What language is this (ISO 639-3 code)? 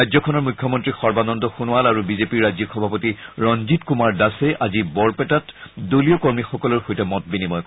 asm